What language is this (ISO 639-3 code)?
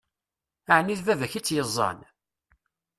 kab